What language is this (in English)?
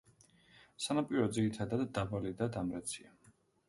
Georgian